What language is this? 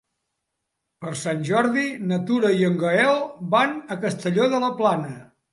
Catalan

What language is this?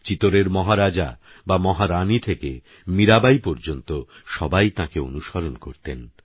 Bangla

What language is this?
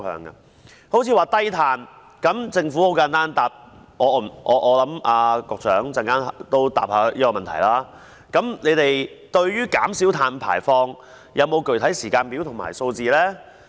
Cantonese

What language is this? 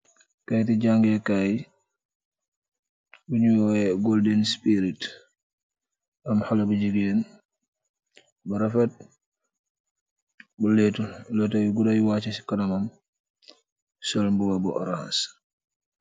Wolof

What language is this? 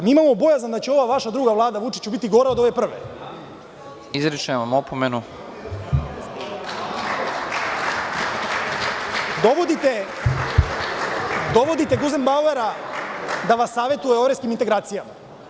Serbian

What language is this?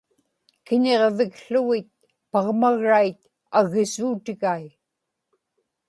Inupiaq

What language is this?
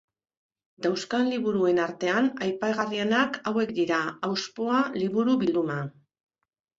Basque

